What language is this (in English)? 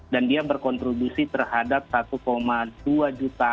Indonesian